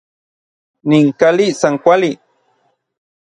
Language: Orizaba Nahuatl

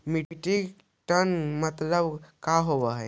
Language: Magahi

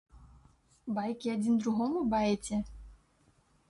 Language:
Belarusian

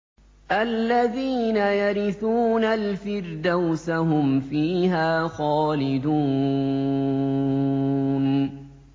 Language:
Arabic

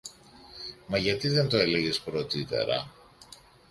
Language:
Greek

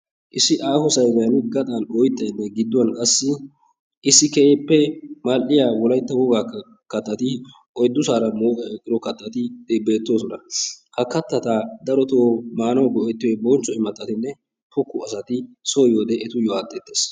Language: Wolaytta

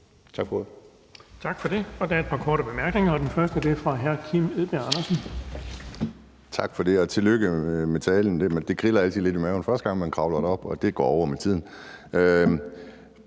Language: Danish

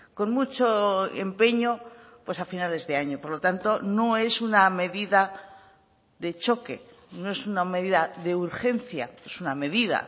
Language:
Spanish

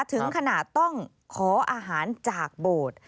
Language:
Thai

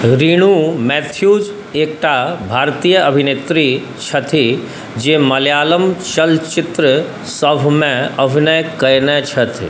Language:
Maithili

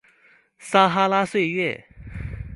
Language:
Chinese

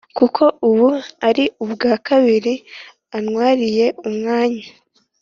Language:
Kinyarwanda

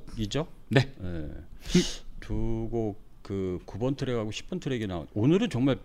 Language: Korean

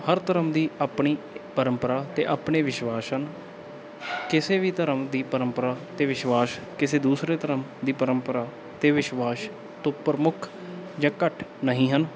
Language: Punjabi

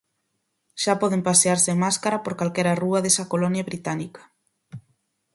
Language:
Galician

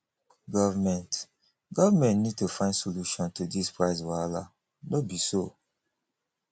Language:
Nigerian Pidgin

